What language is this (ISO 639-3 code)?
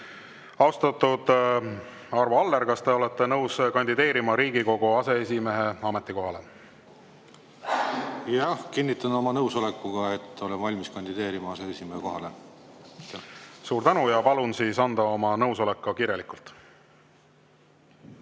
est